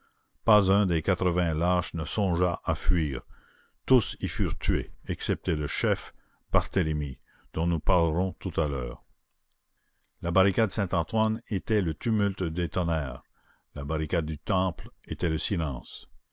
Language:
French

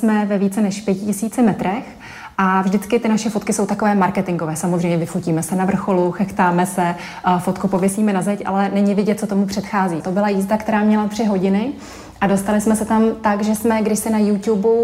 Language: Czech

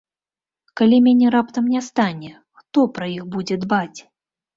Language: Belarusian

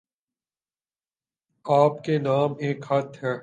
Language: Urdu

